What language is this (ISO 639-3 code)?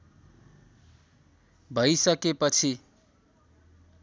nep